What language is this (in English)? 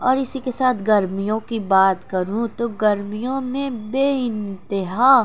Urdu